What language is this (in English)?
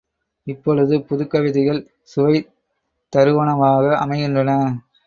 Tamil